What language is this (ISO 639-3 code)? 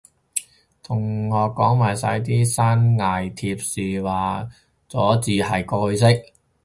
yue